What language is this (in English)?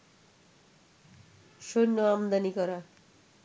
Bangla